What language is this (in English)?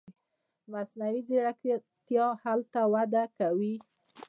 Pashto